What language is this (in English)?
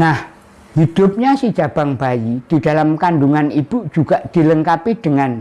Indonesian